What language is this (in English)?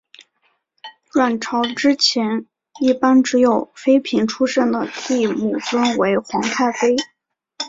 Chinese